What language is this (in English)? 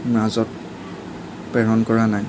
Assamese